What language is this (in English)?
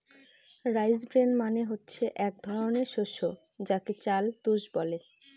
Bangla